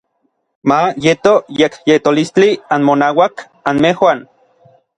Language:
Orizaba Nahuatl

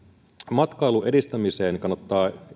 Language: Finnish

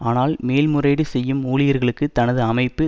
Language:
Tamil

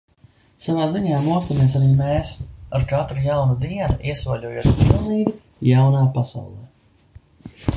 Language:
Latvian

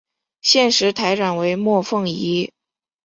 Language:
Chinese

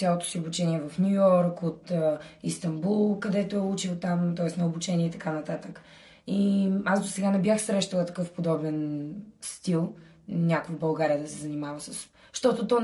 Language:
Bulgarian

